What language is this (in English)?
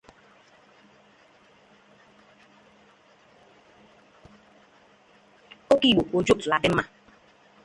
Igbo